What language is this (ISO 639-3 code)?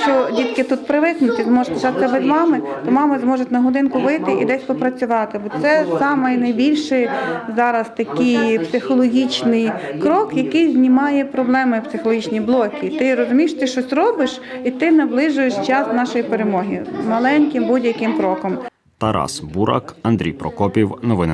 ukr